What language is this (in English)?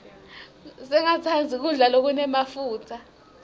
Swati